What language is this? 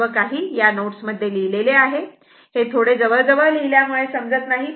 Marathi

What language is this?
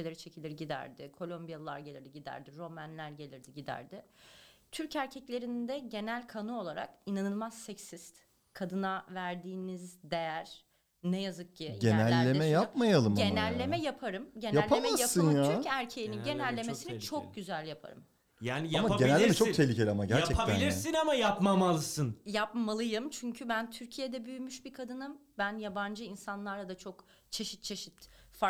Turkish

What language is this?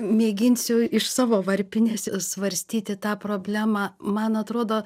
Lithuanian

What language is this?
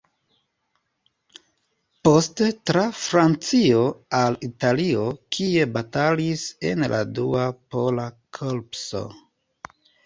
Esperanto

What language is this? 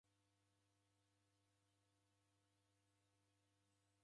Taita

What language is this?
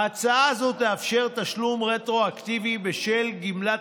Hebrew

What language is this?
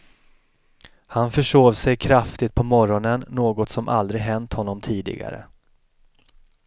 Swedish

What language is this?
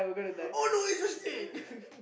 English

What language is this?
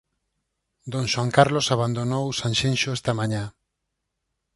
Galician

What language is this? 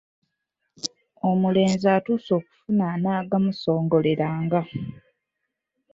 Ganda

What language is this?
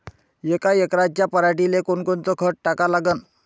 Marathi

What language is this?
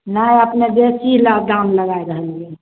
Maithili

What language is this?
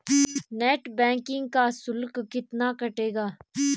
Hindi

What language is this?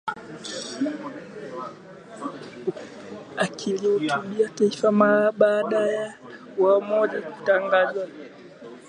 Swahili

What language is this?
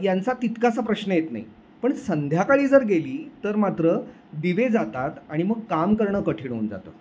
Marathi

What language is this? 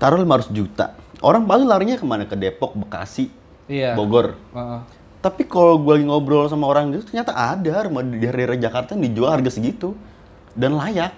Indonesian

